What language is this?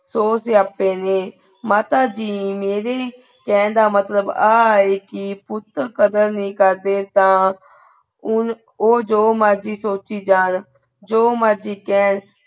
Punjabi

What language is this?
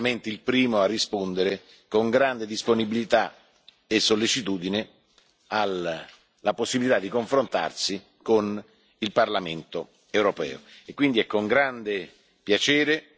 Italian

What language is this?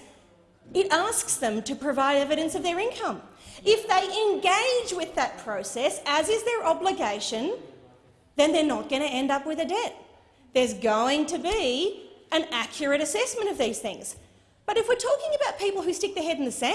English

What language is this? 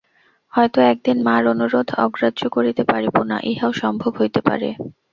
Bangla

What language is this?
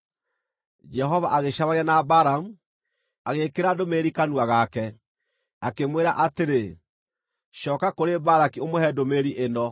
Kikuyu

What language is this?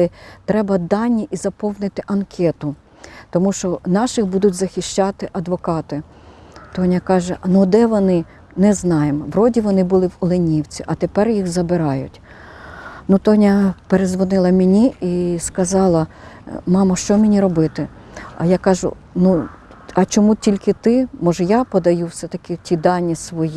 Ukrainian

